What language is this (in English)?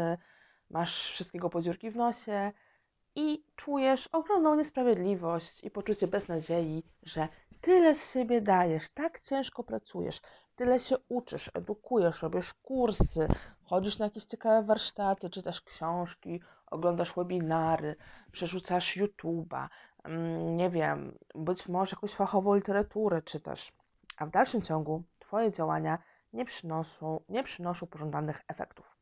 Polish